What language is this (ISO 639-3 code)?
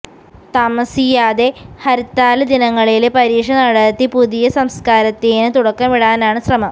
mal